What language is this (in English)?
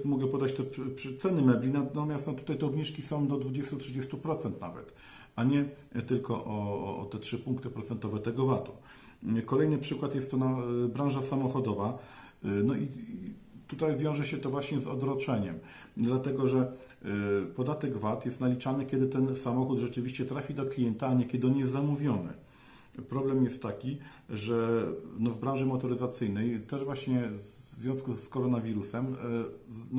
Polish